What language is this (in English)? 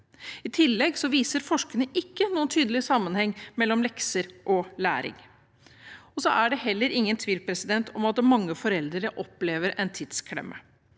Norwegian